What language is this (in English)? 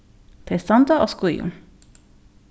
Faroese